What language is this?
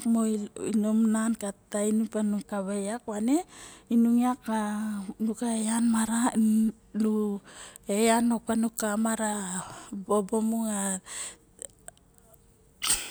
Barok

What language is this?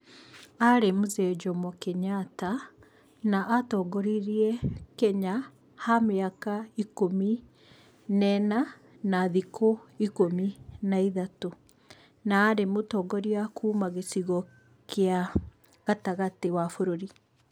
Kikuyu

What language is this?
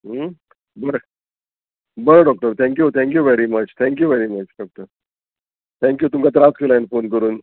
Konkani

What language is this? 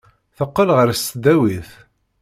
Kabyle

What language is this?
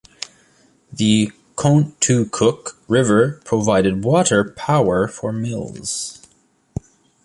English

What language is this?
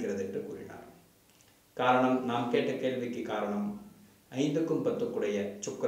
Indonesian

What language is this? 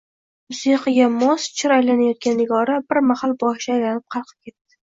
Uzbek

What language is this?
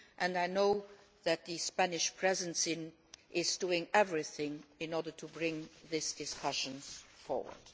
English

